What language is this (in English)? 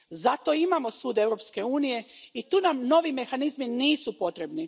Croatian